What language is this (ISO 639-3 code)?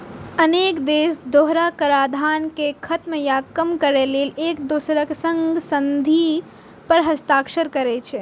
mai